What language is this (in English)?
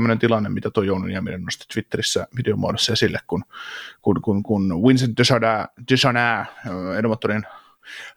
Finnish